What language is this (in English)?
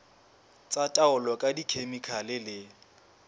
Southern Sotho